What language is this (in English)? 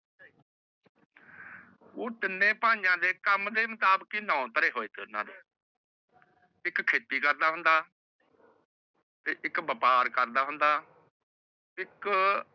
Punjabi